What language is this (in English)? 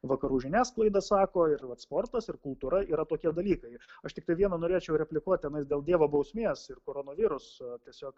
Lithuanian